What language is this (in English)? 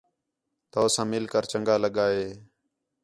Khetrani